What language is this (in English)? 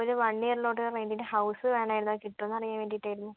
Malayalam